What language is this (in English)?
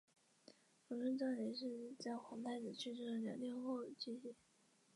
Chinese